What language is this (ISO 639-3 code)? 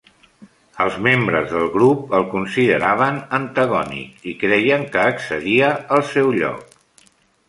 cat